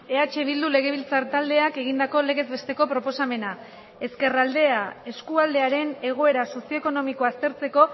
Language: Basque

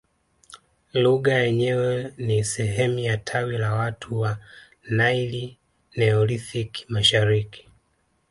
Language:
Swahili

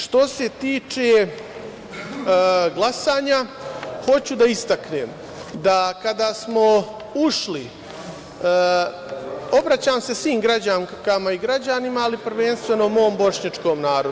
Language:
Serbian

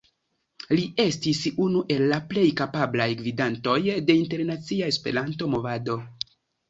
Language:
Esperanto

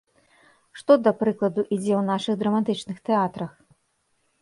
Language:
Belarusian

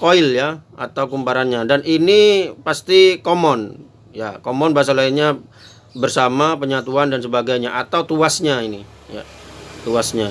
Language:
Indonesian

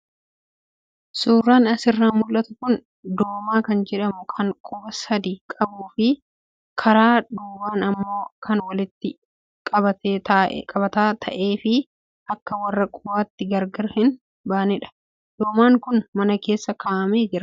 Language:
Oromo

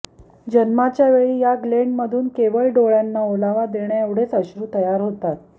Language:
Marathi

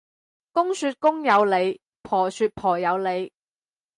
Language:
Cantonese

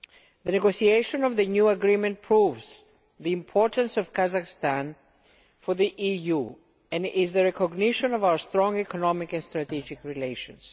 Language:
English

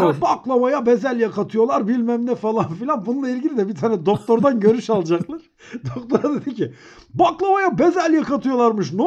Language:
Turkish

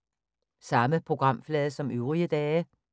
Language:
Danish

